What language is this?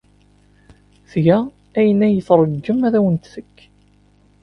Kabyle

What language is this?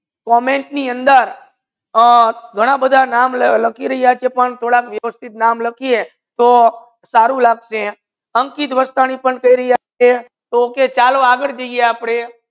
Gujarati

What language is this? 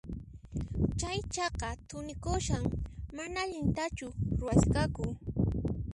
Puno Quechua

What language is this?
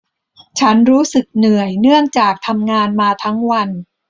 Thai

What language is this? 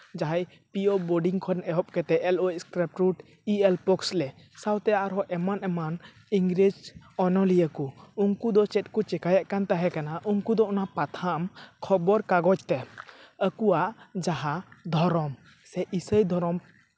Santali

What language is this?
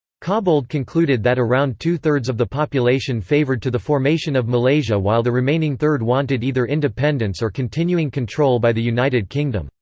English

